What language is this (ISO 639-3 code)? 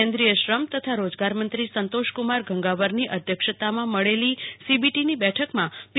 guj